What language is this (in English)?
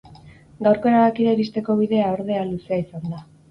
Basque